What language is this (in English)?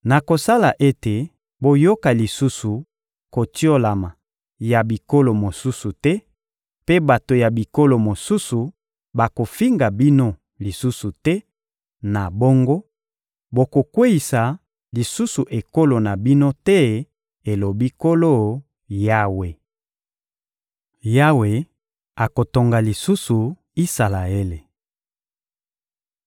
Lingala